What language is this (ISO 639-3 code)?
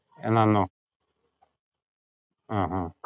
mal